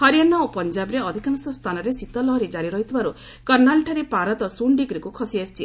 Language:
Odia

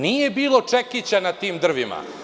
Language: Serbian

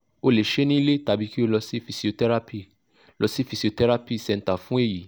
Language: Yoruba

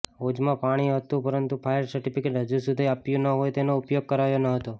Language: Gujarati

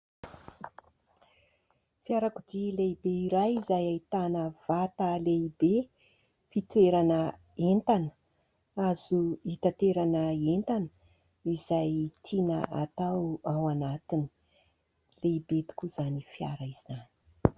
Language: Malagasy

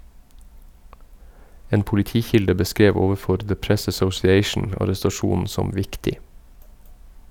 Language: Norwegian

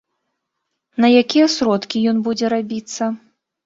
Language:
Belarusian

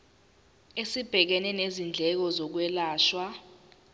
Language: Zulu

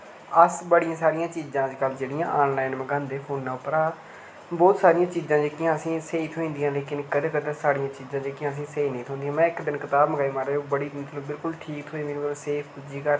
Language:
Dogri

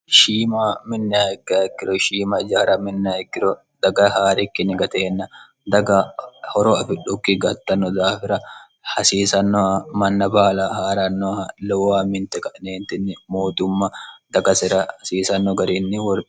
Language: Sidamo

